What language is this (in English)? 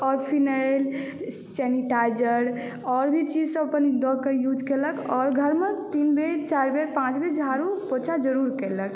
Maithili